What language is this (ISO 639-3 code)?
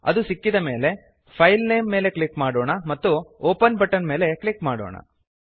kan